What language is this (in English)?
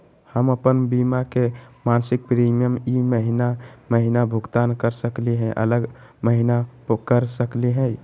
Magahi